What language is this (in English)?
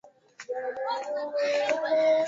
Swahili